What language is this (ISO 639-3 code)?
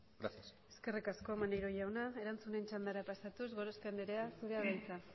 eus